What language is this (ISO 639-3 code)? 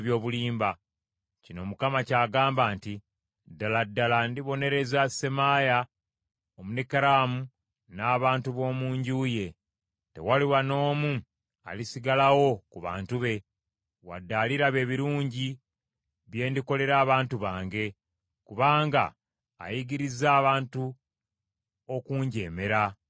lug